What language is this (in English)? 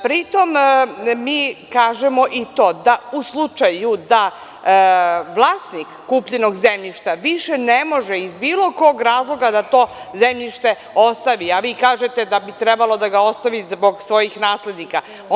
Serbian